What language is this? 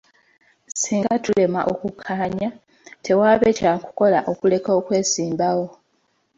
Ganda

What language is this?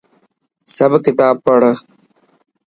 Dhatki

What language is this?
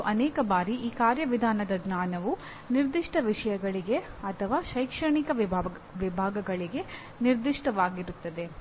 Kannada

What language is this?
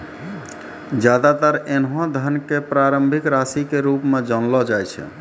Maithili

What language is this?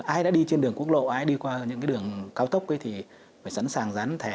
Vietnamese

